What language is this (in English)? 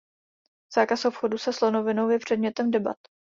Czech